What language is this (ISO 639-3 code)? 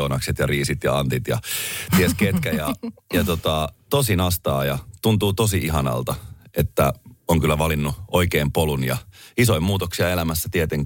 fin